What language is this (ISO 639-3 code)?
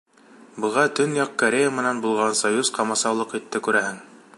bak